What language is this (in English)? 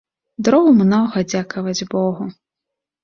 Belarusian